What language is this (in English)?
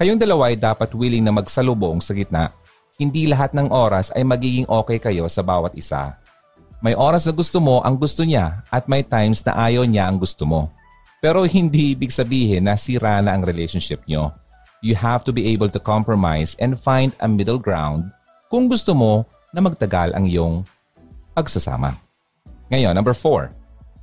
Filipino